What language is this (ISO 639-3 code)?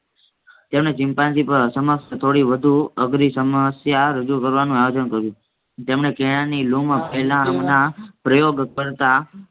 guj